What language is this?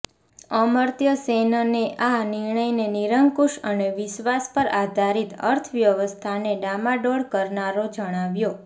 Gujarati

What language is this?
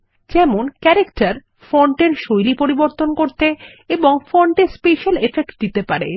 Bangla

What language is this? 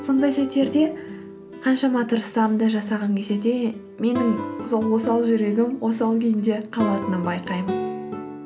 Kazakh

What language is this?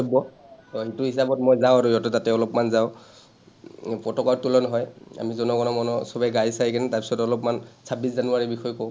Assamese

